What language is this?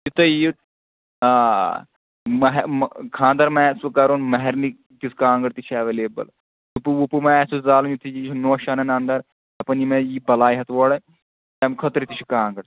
Kashmiri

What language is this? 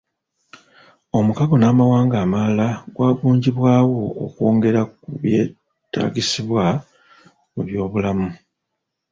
Ganda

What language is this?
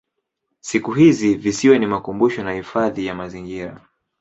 Swahili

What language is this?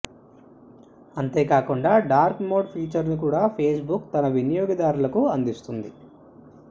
Telugu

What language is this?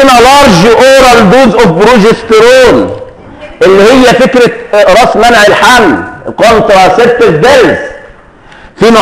Arabic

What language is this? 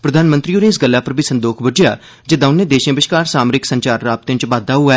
Dogri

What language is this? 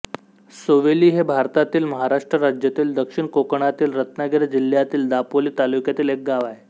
Marathi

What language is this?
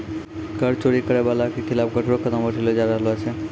Maithili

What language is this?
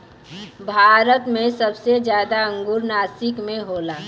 Bhojpuri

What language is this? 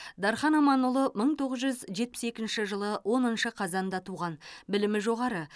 Kazakh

